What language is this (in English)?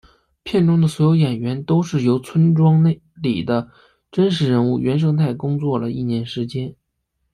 Chinese